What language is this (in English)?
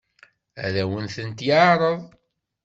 Kabyle